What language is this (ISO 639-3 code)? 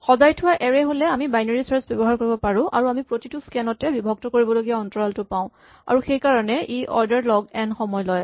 asm